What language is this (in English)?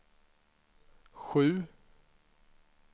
Swedish